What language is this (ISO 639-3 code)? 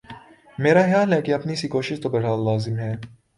urd